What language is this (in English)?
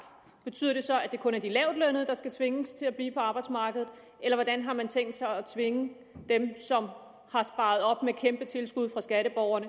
Danish